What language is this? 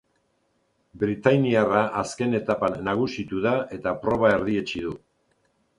Basque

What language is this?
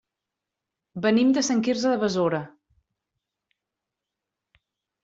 Catalan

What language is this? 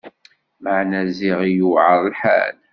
Kabyle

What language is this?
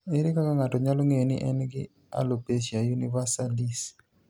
Luo (Kenya and Tanzania)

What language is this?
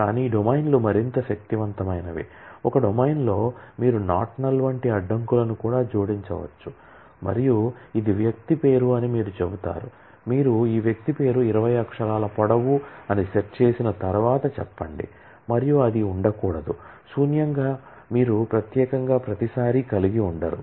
Telugu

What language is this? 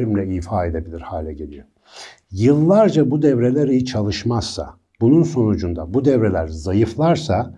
Turkish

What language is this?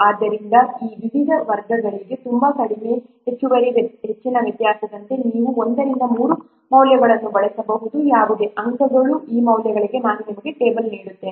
Kannada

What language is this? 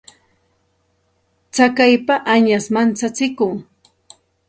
Santa Ana de Tusi Pasco Quechua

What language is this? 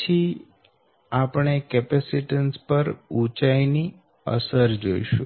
Gujarati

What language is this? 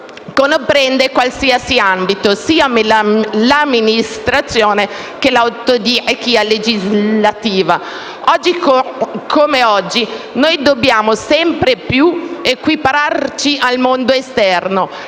Italian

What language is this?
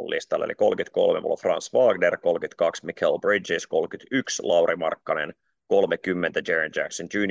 Finnish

